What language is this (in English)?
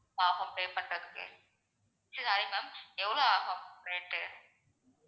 Tamil